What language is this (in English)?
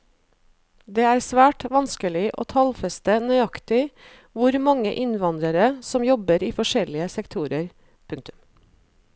Norwegian